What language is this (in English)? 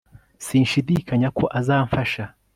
Kinyarwanda